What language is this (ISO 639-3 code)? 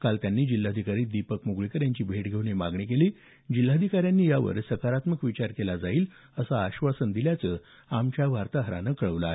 mar